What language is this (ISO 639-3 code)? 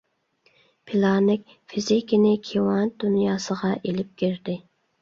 uig